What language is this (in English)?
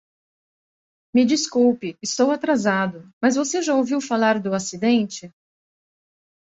Portuguese